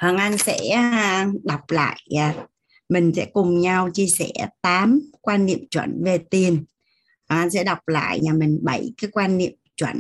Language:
Vietnamese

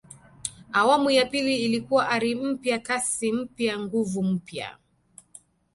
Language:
Swahili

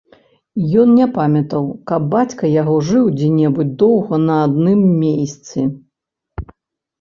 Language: Belarusian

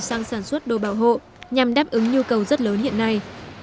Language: Vietnamese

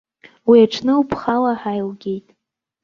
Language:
Abkhazian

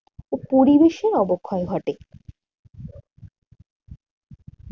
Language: Bangla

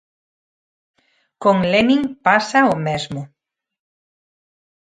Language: Galician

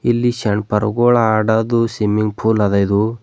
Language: Kannada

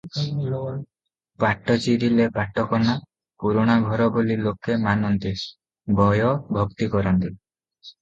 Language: Odia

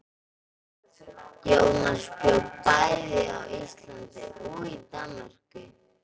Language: Icelandic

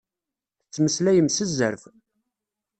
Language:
Kabyle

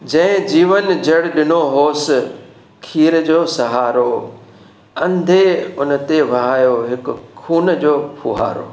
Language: Sindhi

